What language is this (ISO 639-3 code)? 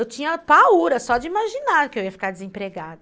por